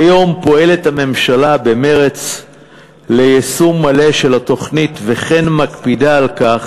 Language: Hebrew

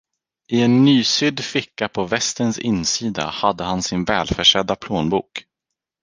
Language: Swedish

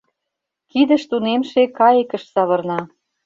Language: Mari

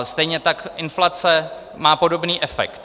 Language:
Czech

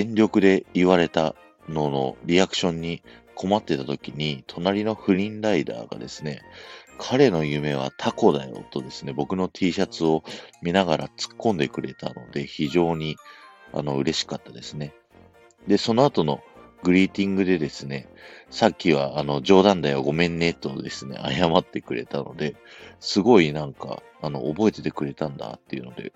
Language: Japanese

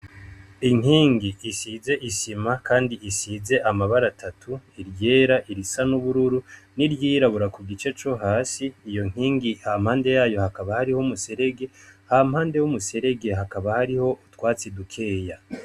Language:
Rundi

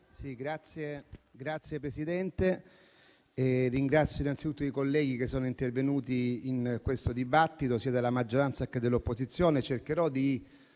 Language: Italian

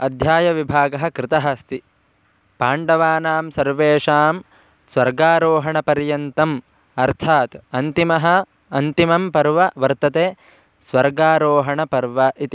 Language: Sanskrit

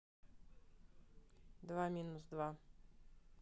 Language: Russian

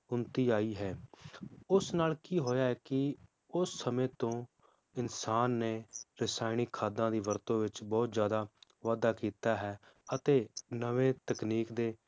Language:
Punjabi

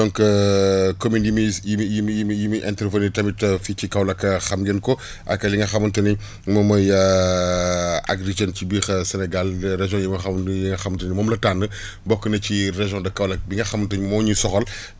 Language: Wolof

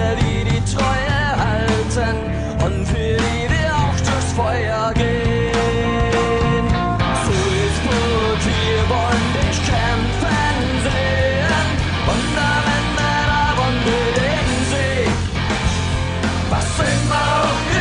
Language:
Latvian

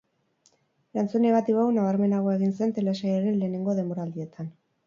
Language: Basque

